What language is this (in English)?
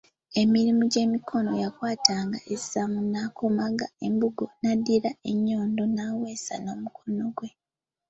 Ganda